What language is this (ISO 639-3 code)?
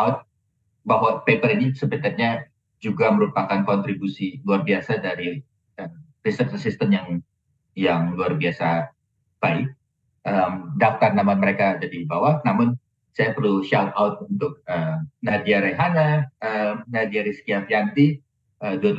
ind